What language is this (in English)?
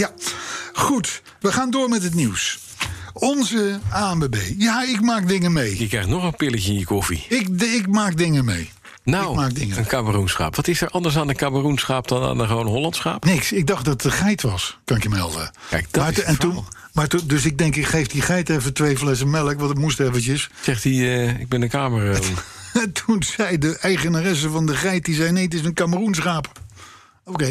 Dutch